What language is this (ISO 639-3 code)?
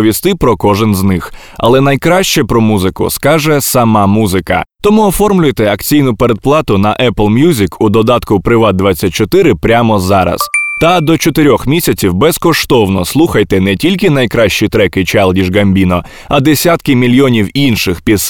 ukr